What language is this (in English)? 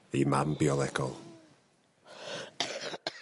Welsh